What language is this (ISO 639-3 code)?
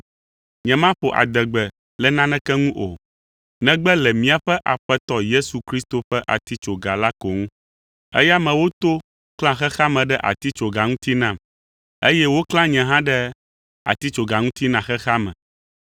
ewe